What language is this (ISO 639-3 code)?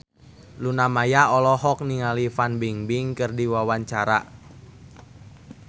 sun